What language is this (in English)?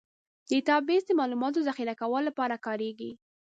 Pashto